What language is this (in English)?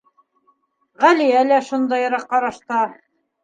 Bashkir